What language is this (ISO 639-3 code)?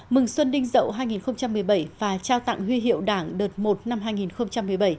vie